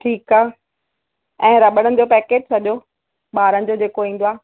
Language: Sindhi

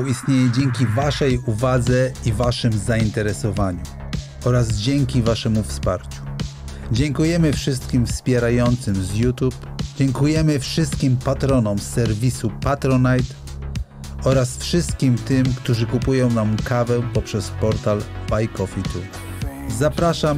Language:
Polish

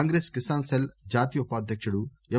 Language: Telugu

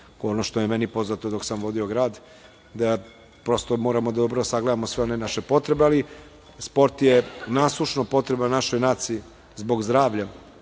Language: Serbian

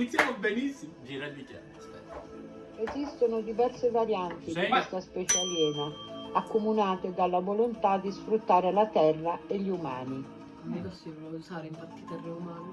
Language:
Italian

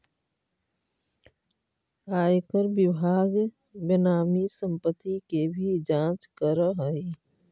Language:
Magahi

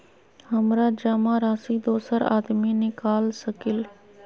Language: Magahi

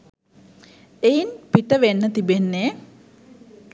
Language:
Sinhala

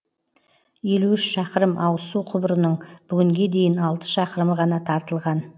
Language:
Kazakh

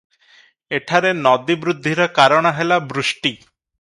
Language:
Odia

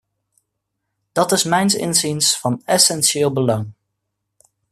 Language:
Dutch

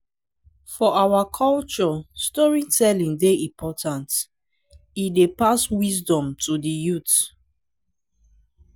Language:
Nigerian Pidgin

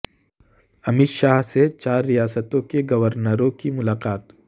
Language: Urdu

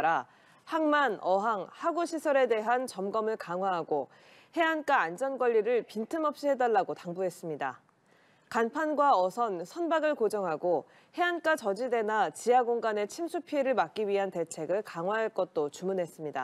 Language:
Korean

